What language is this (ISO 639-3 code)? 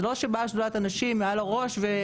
heb